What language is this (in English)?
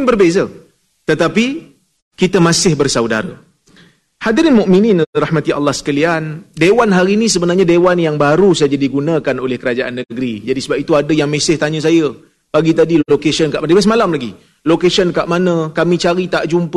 Malay